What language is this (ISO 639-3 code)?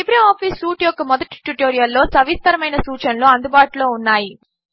tel